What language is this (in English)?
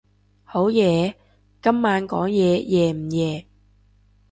Cantonese